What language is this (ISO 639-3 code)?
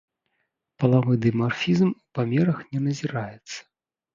bel